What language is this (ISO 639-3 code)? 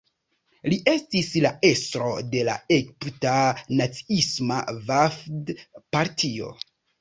epo